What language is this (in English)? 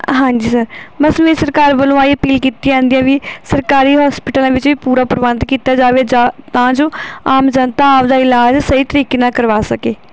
Punjabi